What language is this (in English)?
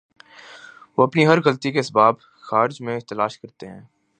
Urdu